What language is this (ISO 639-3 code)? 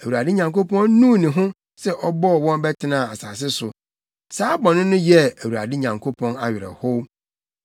aka